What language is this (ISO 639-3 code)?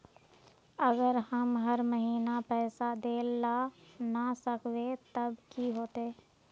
mag